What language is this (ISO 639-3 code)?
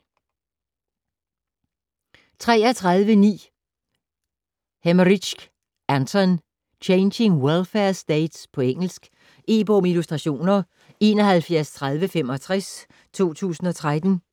dan